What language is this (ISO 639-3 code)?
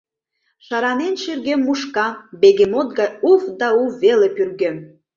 chm